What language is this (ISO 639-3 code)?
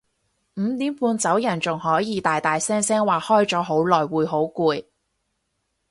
yue